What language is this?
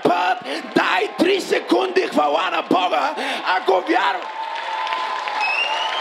Bulgarian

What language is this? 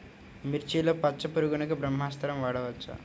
Telugu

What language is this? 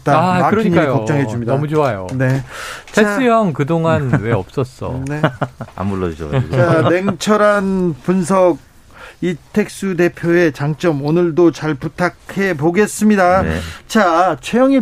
Korean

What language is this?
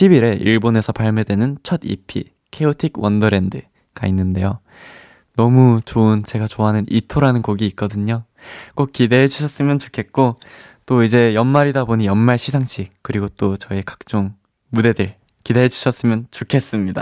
Korean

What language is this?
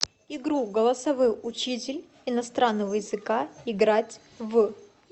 Russian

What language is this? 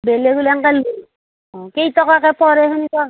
Assamese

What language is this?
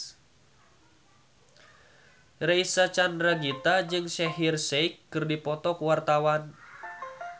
Sundanese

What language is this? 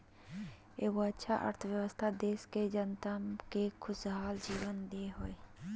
Magahi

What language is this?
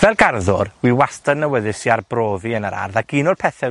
Welsh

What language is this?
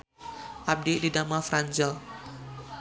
Sundanese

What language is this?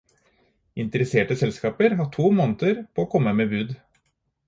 Norwegian Bokmål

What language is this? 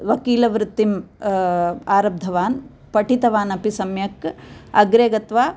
Sanskrit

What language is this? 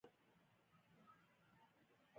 Pashto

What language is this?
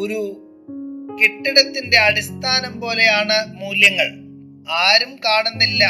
Malayalam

